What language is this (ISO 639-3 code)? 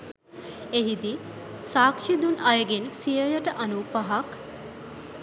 sin